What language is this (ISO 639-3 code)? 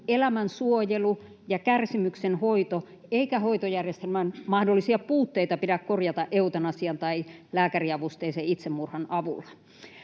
fin